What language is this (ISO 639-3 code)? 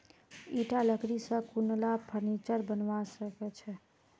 mag